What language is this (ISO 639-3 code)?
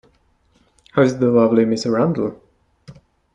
eng